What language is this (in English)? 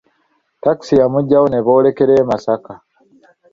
Ganda